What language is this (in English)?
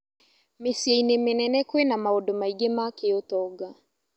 Kikuyu